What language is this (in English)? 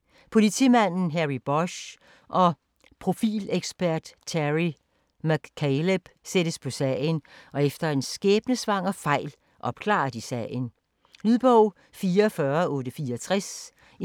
Danish